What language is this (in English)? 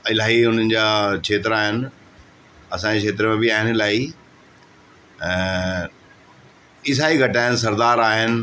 Sindhi